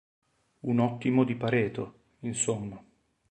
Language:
Italian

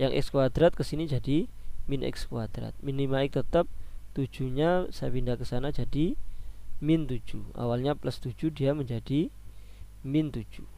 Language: Indonesian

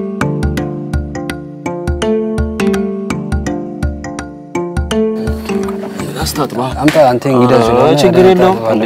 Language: Arabic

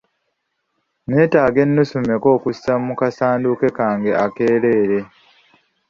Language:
Ganda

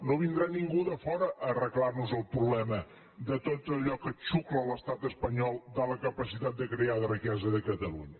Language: Catalan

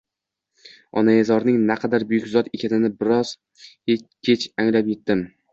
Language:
Uzbek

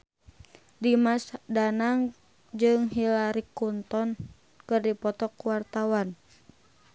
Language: Sundanese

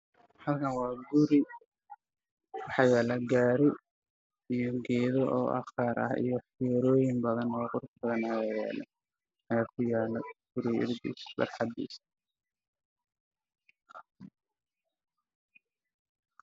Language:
Somali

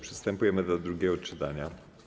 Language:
Polish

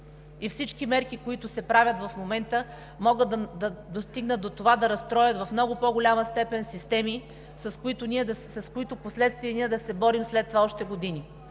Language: Bulgarian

